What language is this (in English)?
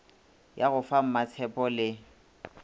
Northern Sotho